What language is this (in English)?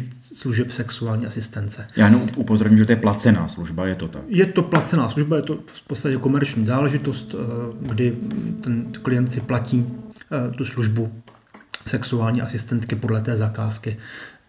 Czech